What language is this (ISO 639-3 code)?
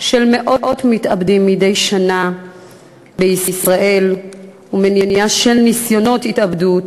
heb